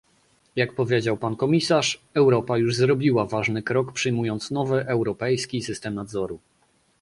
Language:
Polish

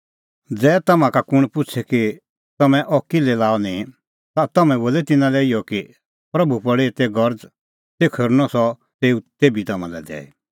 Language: Kullu Pahari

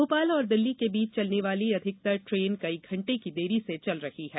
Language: Hindi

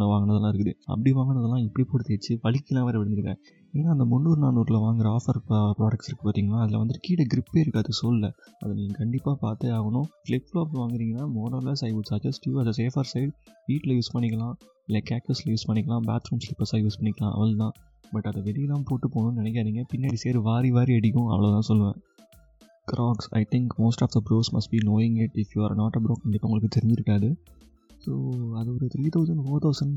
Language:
Tamil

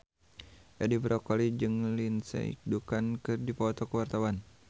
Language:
Sundanese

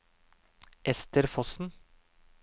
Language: Norwegian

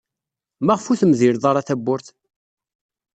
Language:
Kabyle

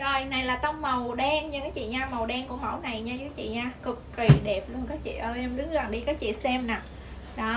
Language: Vietnamese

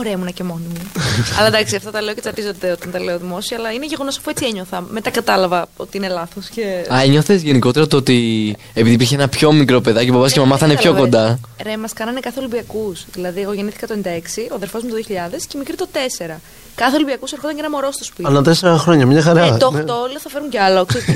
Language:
Greek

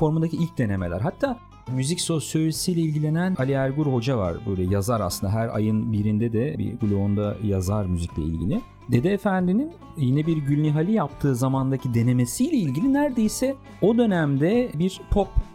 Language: Turkish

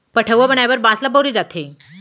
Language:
Chhattisgarhi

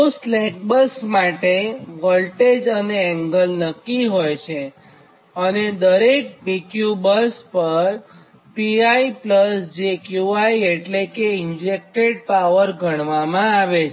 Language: Gujarati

